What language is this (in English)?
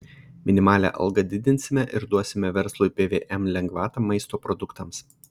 Lithuanian